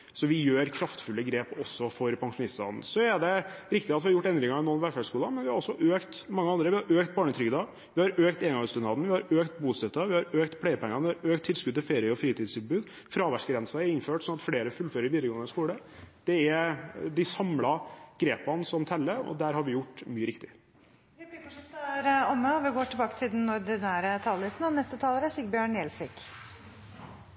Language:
Norwegian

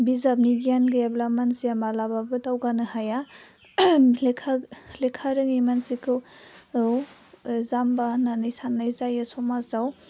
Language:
Bodo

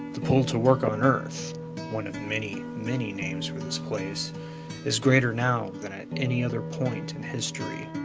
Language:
English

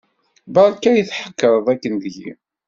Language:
Kabyle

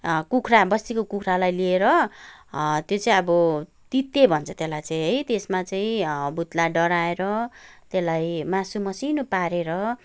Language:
Nepali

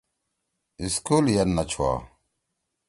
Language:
Torwali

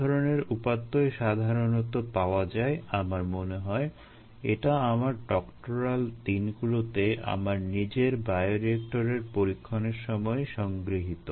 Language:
Bangla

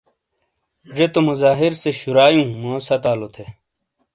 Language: Shina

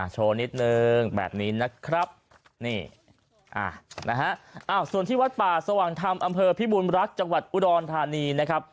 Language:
Thai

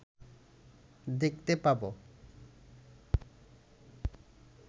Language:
Bangla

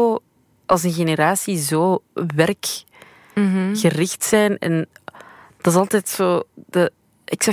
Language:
Dutch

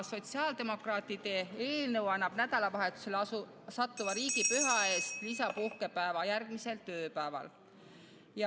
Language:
Estonian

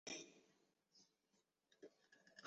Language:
Chinese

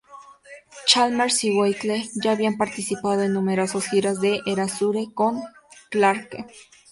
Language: Spanish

